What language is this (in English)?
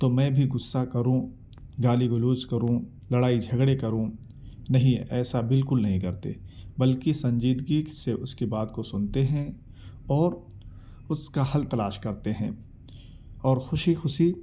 Urdu